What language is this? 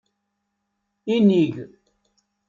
Kabyle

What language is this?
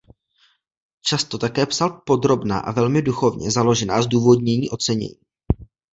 Czech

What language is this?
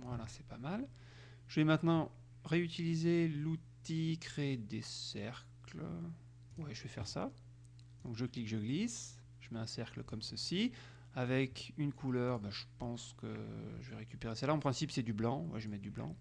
French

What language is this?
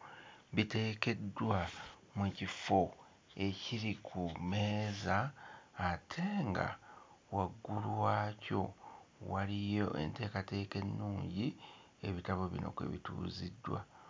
Ganda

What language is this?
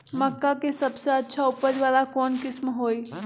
Magahi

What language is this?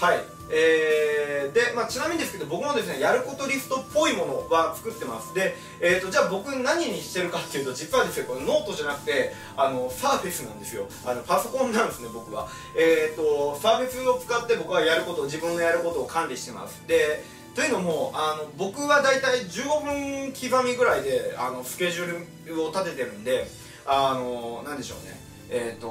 Japanese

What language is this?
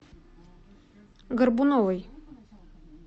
Russian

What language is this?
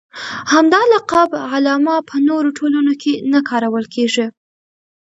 Pashto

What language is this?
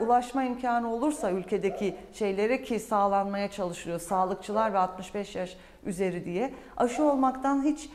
Turkish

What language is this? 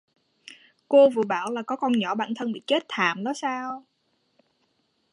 Vietnamese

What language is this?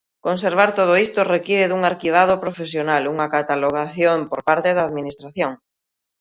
Galician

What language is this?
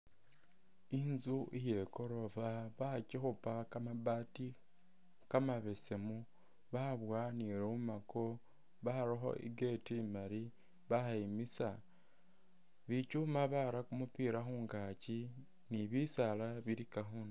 Masaaba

